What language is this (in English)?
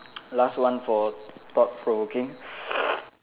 English